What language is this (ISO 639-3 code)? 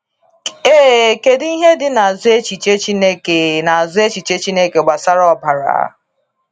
ibo